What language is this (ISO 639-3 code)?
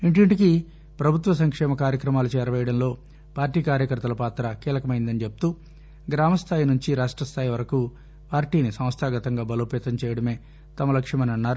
tel